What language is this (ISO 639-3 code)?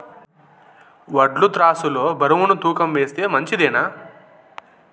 tel